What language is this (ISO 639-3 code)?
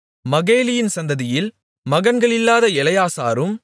tam